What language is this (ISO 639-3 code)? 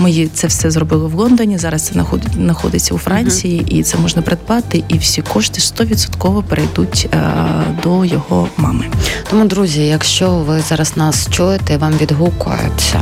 ukr